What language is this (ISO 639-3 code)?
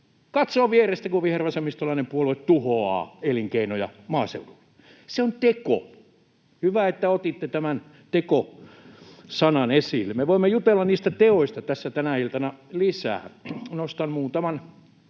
fin